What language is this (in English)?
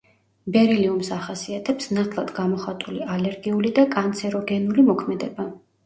Georgian